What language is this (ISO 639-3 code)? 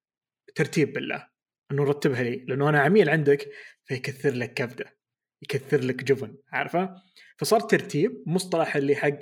ara